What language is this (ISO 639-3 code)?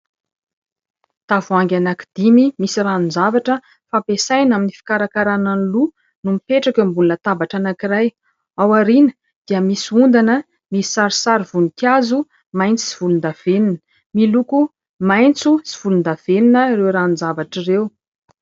mlg